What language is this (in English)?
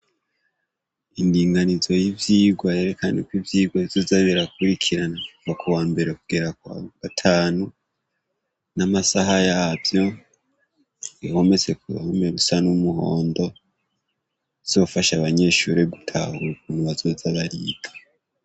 Rundi